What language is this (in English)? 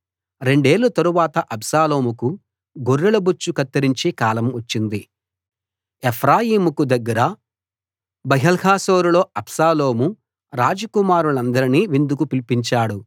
Telugu